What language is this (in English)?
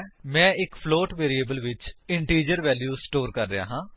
Punjabi